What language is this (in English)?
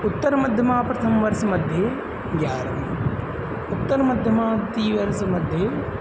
Sanskrit